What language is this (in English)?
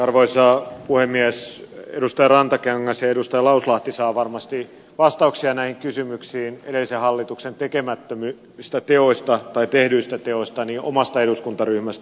Finnish